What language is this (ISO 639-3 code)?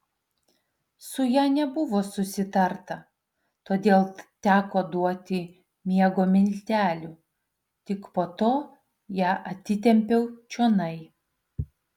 lit